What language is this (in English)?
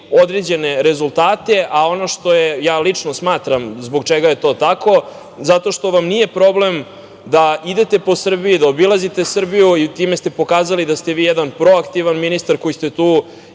Serbian